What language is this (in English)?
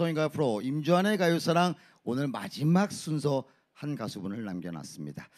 Korean